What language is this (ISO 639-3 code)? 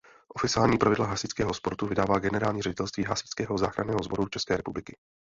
ces